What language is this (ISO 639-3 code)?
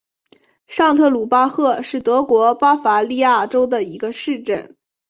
zho